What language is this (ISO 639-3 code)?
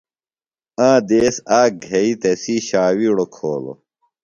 phl